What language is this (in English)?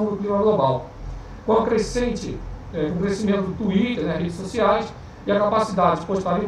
Portuguese